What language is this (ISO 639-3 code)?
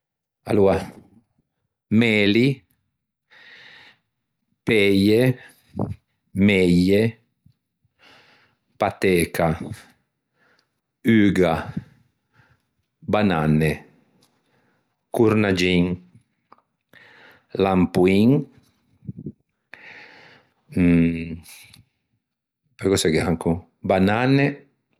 lij